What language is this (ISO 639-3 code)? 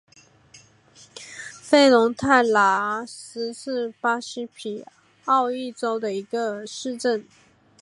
zho